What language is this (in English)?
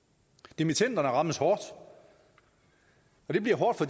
Danish